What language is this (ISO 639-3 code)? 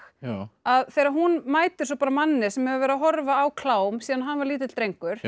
isl